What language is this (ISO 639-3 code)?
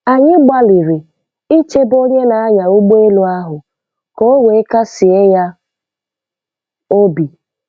ibo